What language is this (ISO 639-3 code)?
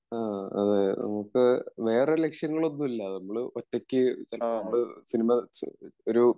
mal